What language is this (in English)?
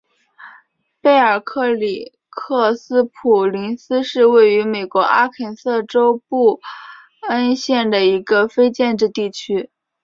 Chinese